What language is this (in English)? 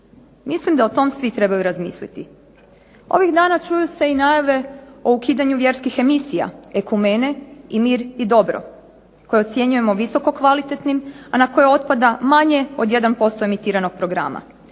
Croatian